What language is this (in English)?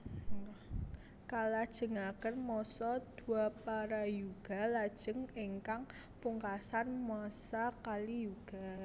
Javanese